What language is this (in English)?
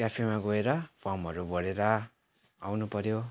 Nepali